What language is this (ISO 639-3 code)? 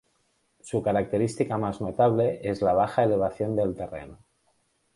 spa